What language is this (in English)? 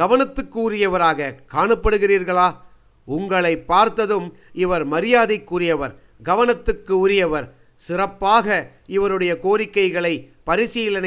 Tamil